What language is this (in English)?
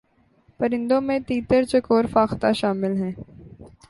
Urdu